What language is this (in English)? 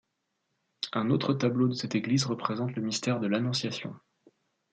French